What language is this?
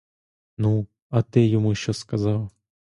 Ukrainian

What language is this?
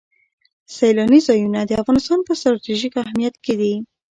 Pashto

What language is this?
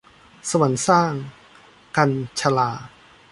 Thai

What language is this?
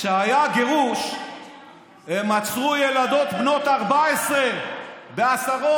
Hebrew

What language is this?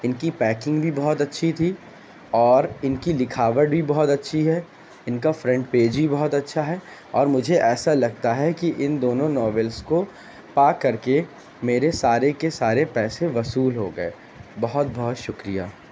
Urdu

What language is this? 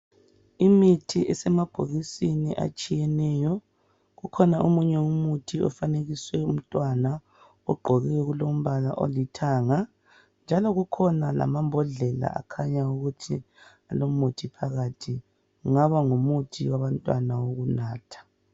North Ndebele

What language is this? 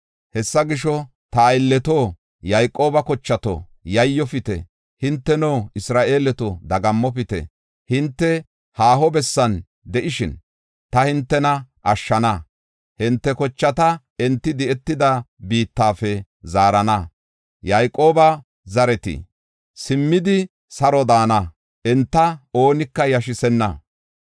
Gofa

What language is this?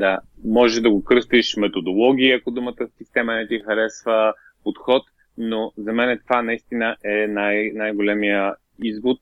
Bulgarian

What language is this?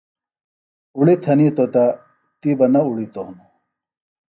Phalura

